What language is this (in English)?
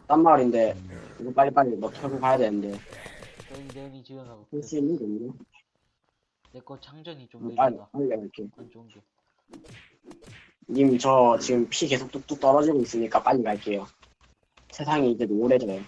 Korean